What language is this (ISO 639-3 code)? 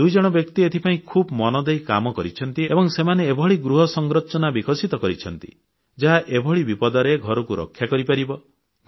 ori